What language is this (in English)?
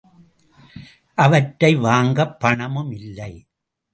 Tamil